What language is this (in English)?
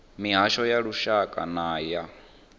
Venda